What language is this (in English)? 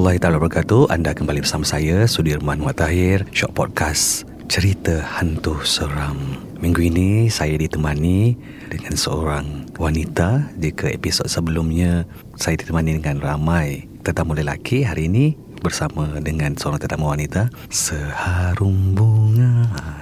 Malay